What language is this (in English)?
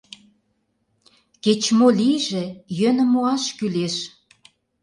Mari